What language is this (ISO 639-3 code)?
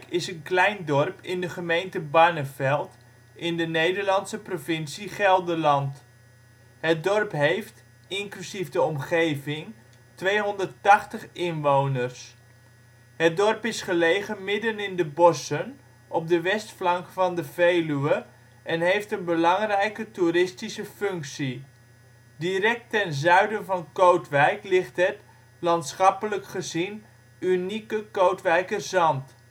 nld